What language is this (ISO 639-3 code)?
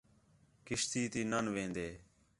xhe